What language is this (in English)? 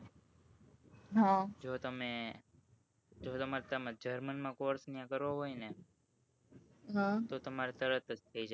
Gujarati